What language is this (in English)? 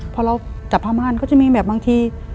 Thai